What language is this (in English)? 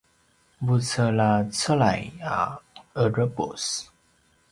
Paiwan